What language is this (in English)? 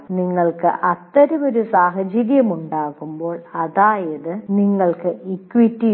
Malayalam